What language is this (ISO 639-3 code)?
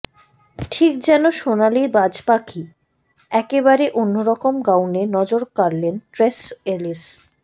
ben